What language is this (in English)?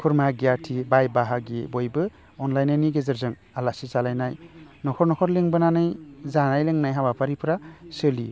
Bodo